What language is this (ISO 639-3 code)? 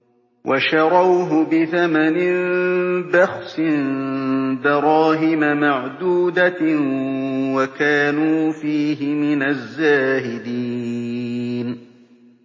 ara